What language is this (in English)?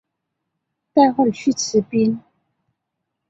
Chinese